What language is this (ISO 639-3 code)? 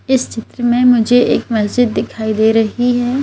hin